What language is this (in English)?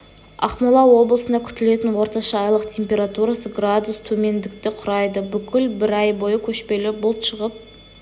Kazakh